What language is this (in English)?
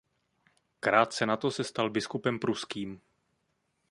Czech